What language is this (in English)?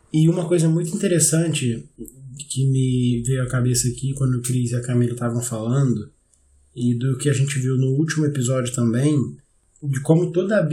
Portuguese